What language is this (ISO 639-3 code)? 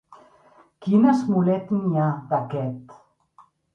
cat